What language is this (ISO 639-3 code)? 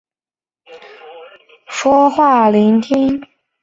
zho